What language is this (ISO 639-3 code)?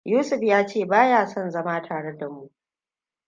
hau